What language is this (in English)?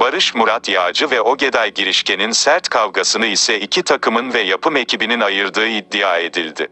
Turkish